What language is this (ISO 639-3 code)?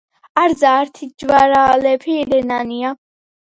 kat